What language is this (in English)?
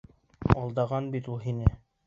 Bashkir